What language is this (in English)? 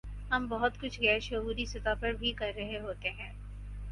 Urdu